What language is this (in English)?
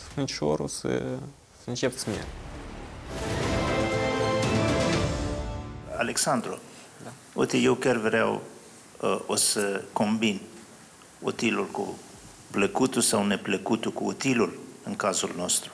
Romanian